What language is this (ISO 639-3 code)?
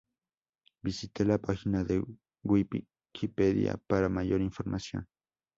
spa